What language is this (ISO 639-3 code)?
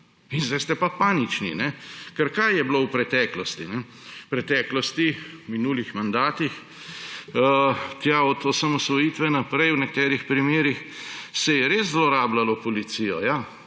slv